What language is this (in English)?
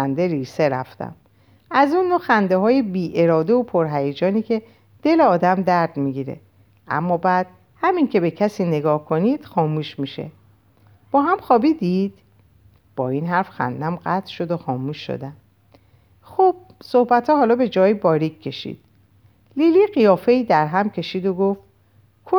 Persian